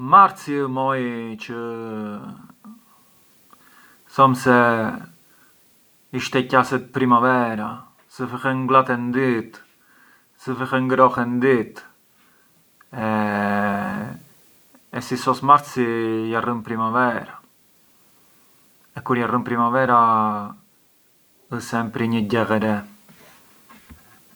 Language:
Arbëreshë Albanian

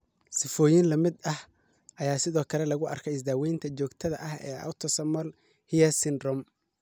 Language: Somali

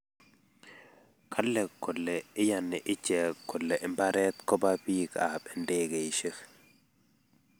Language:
Kalenjin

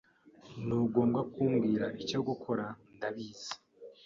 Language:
Kinyarwanda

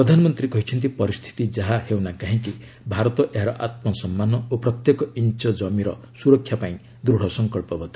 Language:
Odia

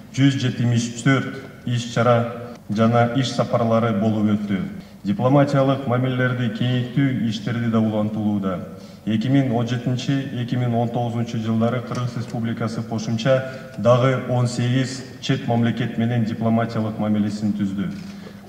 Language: Russian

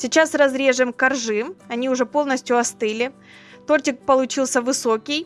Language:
Russian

